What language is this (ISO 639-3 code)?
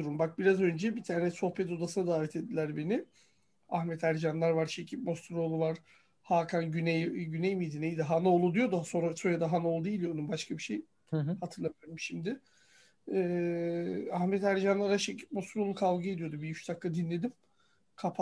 tur